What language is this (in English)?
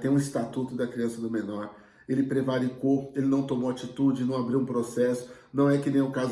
Portuguese